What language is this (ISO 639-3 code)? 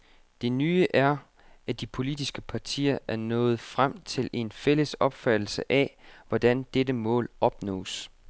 dan